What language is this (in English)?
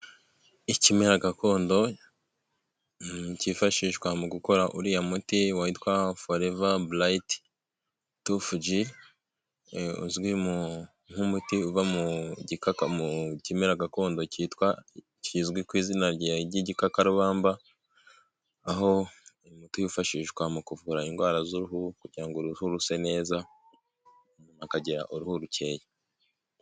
Kinyarwanda